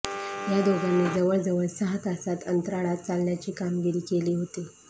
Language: Marathi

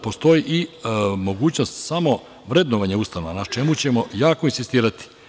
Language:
Serbian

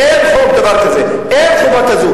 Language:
Hebrew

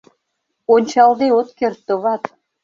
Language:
Mari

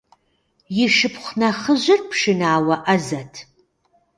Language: Kabardian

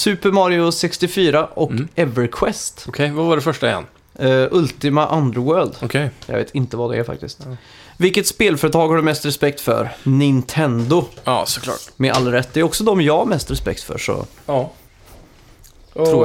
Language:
Swedish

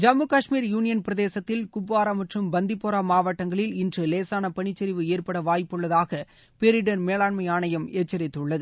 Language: Tamil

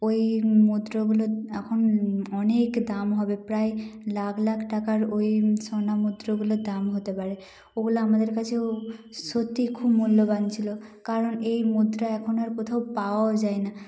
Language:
Bangla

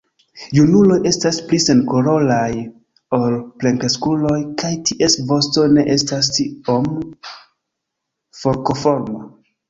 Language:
Esperanto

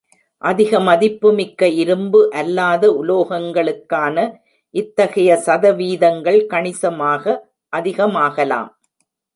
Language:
Tamil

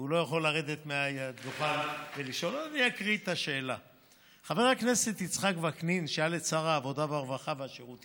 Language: Hebrew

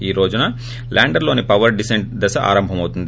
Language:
Telugu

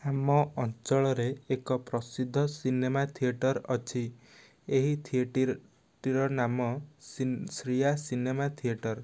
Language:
Odia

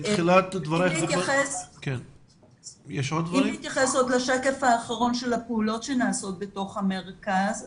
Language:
Hebrew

